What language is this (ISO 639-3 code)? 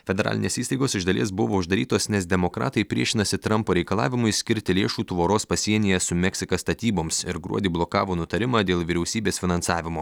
lit